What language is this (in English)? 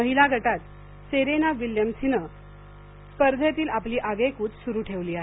Marathi